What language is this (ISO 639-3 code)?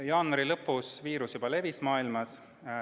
est